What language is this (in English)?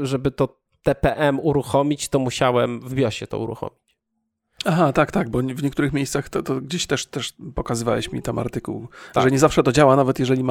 Polish